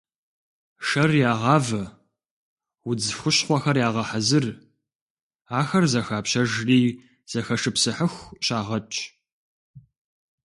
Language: Kabardian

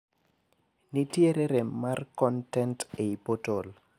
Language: Luo (Kenya and Tanzania)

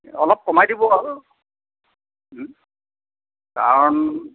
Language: Assamese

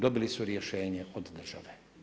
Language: Croatian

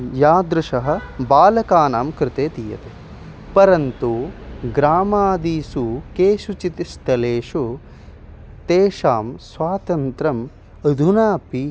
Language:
Sanskrit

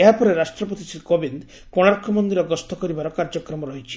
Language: Odia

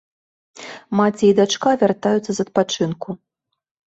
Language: Belarusian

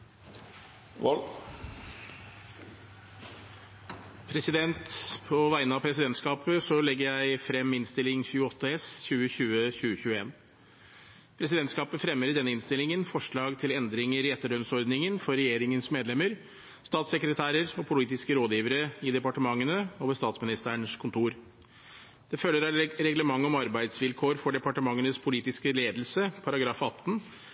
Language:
Norwegian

